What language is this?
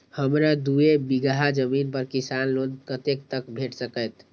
Maithili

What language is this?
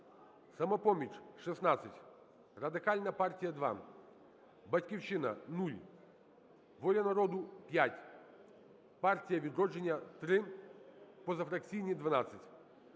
Ukrainian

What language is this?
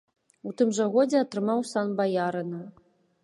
Belarusian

